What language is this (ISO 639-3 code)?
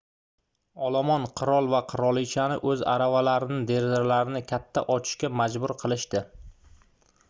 uzb